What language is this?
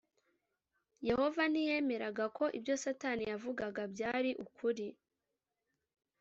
Kinyarwanda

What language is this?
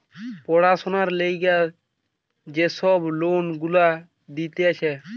Bangla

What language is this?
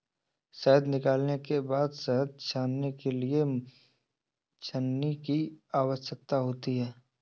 Hindi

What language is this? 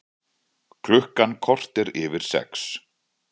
Icelandic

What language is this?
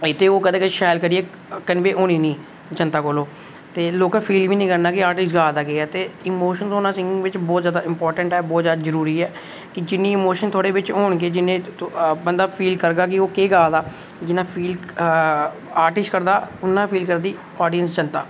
Dogri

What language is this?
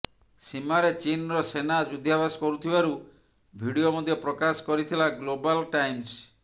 Odia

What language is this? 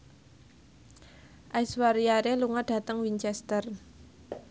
Javanese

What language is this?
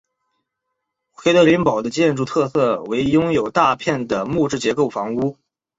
Chinese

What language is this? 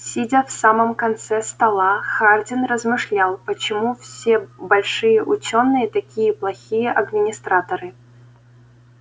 Russian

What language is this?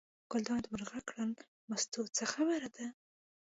Pashto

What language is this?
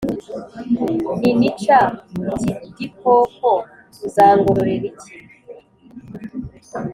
Kinyarwanda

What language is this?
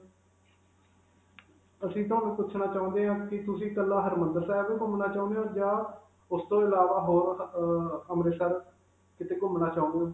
Punjabi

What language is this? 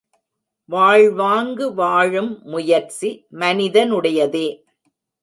Tamil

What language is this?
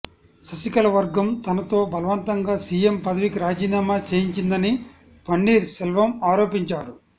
Telugu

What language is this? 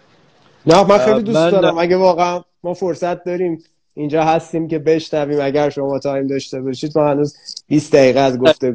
Persian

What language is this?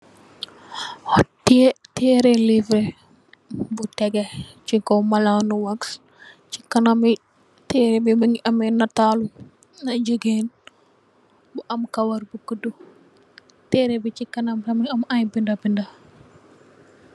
Wolof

